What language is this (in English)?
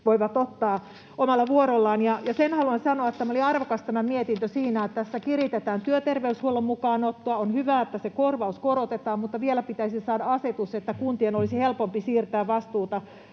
Finnish